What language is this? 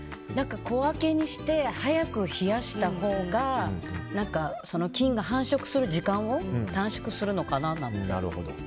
Japanese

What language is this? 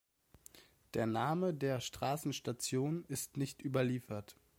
German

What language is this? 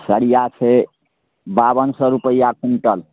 Maithili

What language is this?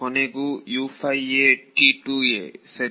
Kannada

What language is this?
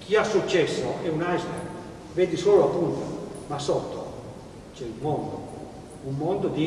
Italian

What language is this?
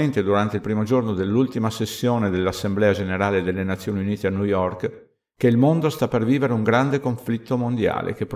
Italian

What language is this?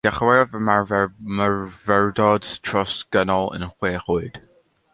Welsh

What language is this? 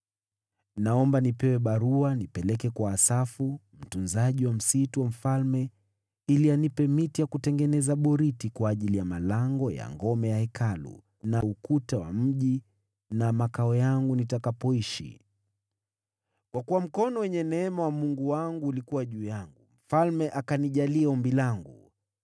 Swahili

